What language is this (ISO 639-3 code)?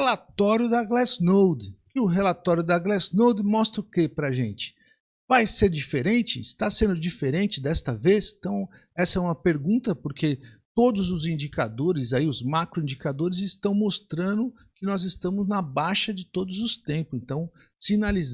por